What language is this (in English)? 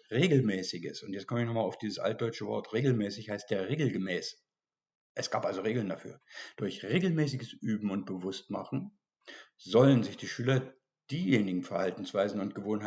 German